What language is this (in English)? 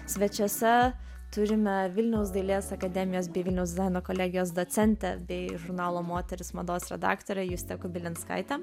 Lithuanian